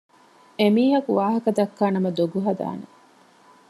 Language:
Divehi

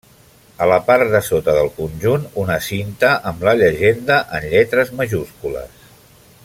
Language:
Catalan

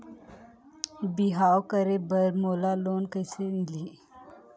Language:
Chhattisgarhi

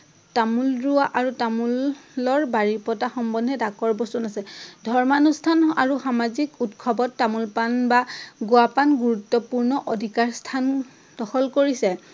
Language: Assamese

